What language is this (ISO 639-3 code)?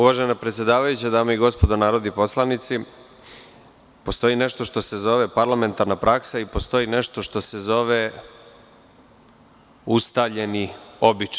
srp